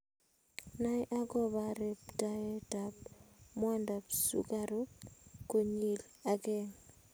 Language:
Kalenjin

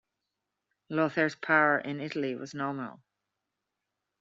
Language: English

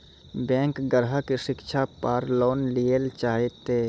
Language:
Maithili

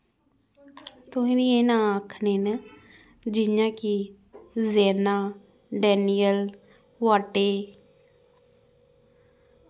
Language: Dogri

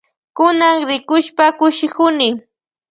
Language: Loja Highland Quichua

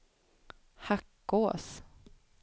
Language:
Swedish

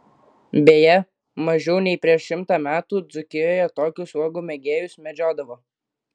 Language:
Lithuanian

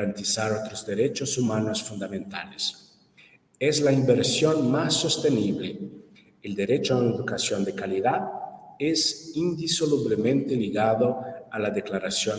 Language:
Spanish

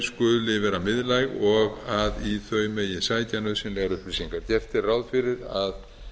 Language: Icelandic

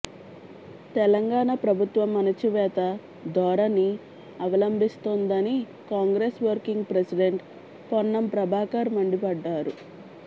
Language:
Telugu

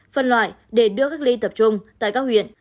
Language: Vietnamese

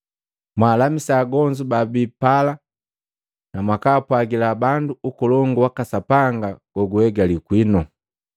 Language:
Matengo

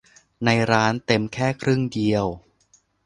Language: Thai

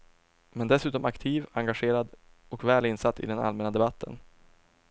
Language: Swedish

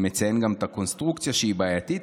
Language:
Hebrew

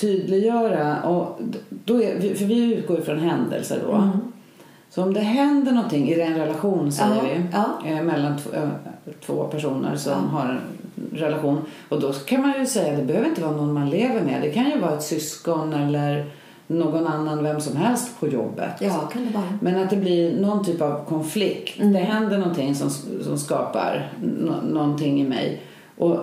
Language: Swedish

